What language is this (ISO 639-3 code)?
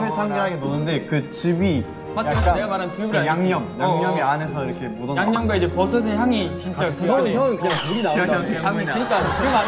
kor